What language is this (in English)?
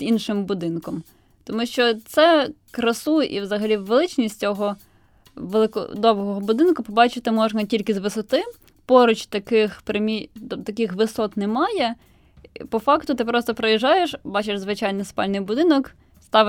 Ukrainian